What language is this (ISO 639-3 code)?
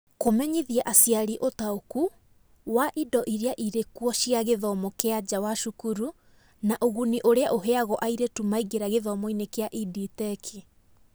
kik